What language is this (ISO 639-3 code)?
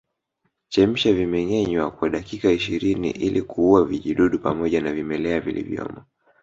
swa